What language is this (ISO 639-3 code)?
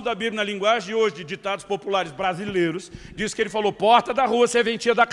por